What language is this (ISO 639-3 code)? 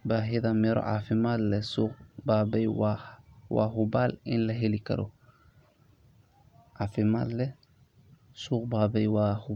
som